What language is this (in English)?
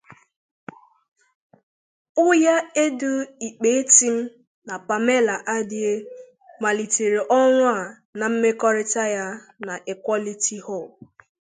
Igbo